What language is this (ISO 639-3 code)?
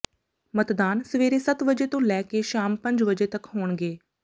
pan